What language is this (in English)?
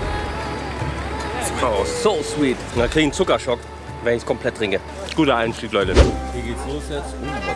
German